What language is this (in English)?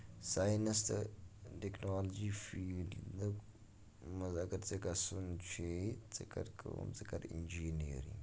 Kashmiri